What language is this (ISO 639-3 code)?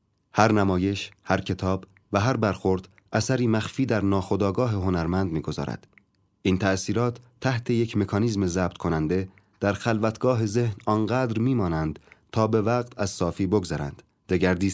fas